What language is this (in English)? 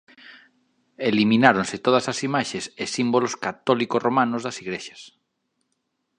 Galician